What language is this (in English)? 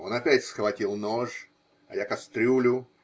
Russian